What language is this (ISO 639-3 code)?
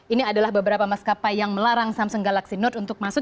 ind